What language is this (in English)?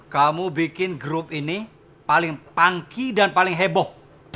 Indonesian